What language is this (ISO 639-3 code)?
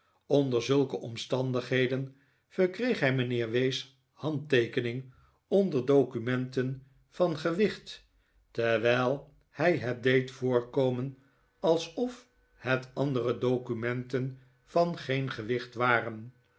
nld